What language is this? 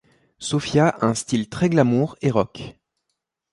French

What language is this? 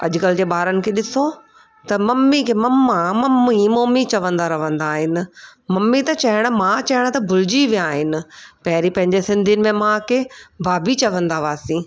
Sindhi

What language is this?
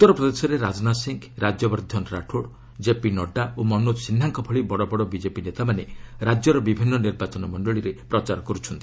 Odia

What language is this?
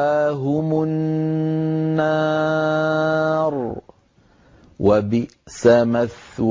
Arabic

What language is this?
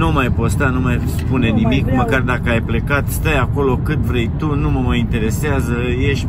Romanian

